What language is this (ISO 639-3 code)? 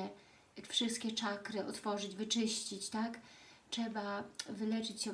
pol